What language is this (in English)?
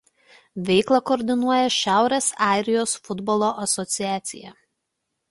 Lithuanian